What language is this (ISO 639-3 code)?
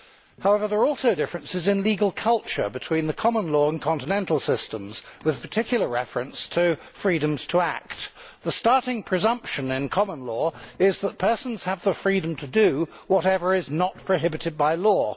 eng